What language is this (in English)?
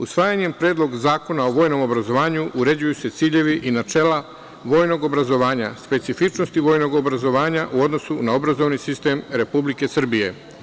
Serbian